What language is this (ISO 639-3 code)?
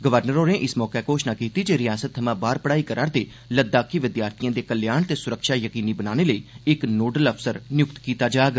doi